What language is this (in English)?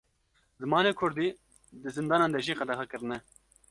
Kurdish